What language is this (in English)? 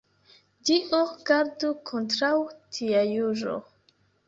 Esperanto